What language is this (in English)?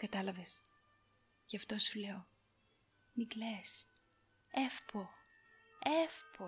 Greek